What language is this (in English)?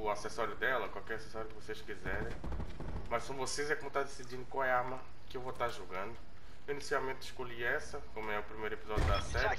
Portuguese